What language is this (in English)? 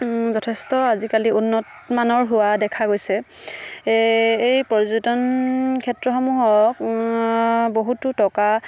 Assamese